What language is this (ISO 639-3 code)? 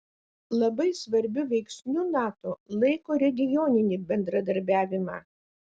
lit